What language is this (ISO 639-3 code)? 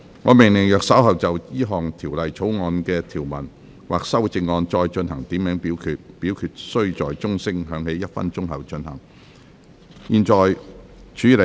yue